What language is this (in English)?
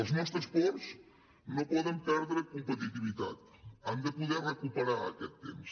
Catalan